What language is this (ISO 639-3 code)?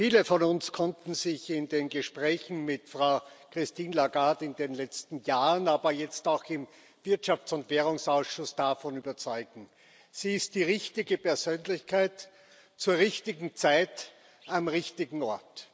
deu